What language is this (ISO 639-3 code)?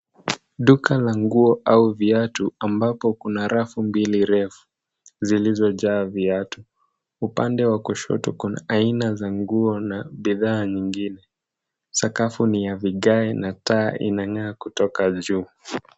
swa